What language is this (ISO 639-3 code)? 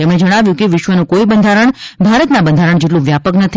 guj